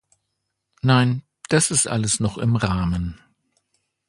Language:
German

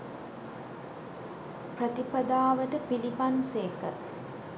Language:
Sinhala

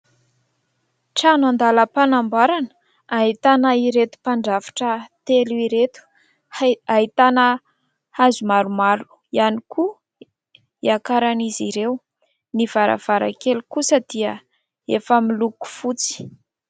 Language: Malagasy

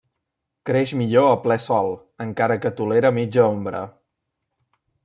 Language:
Catalan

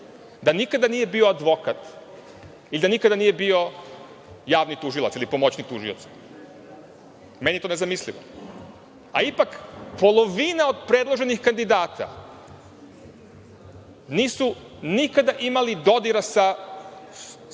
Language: Serbian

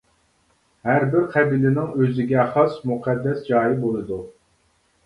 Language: Uyghur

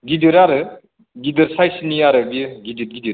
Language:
Bodo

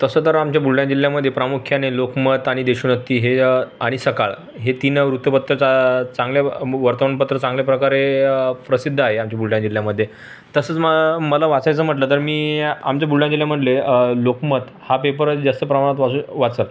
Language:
Marathi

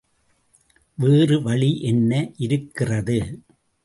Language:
Tamil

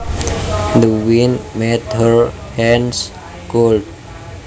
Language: Javanese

